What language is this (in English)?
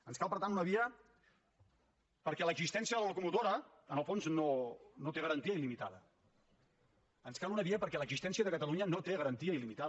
Catalan